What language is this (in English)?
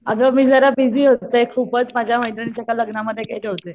Marathi